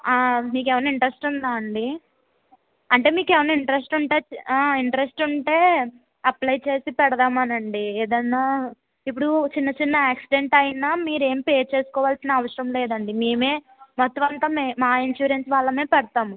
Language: Telugu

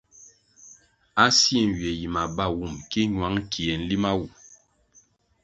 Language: Kwasio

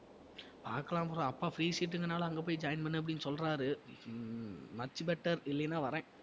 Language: Tamil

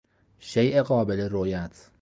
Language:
Persian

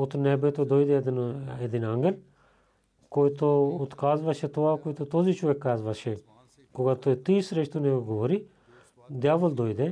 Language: Bulgarian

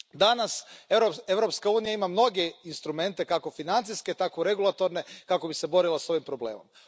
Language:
Croatian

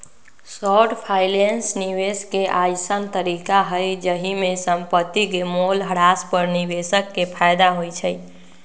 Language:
Magahi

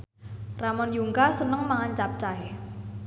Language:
Javanese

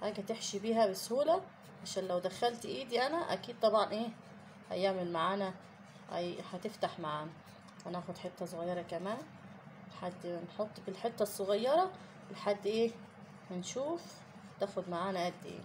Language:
Arabic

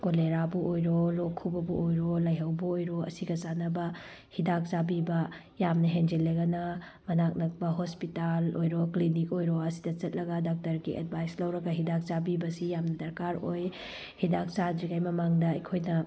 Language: Manipuri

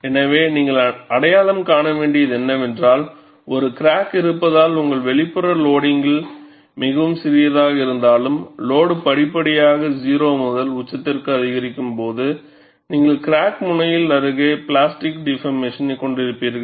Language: Tamil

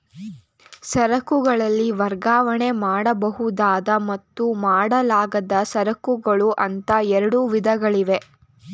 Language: Kannada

